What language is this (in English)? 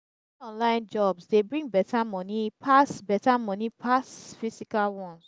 Nigerian Pidgin